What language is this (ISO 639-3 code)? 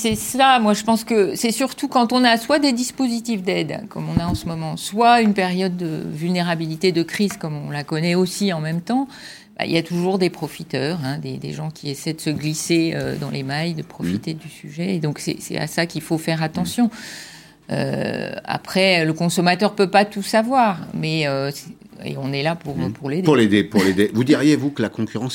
fra